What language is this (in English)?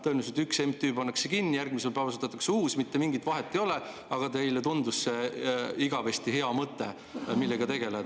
Estonian